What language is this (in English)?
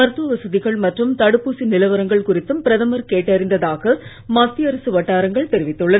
Tamil